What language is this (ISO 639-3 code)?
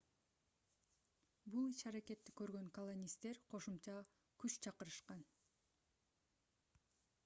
kir